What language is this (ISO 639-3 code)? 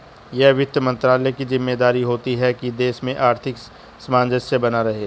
hin